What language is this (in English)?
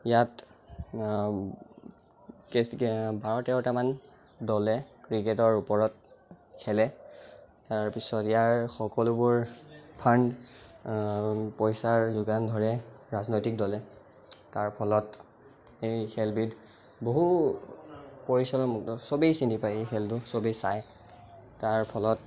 Assamese